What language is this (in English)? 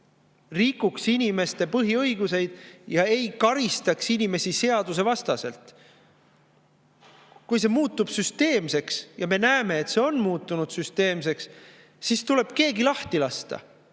Estonian